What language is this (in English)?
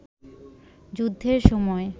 Bangla